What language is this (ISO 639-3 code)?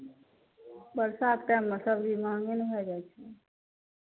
mai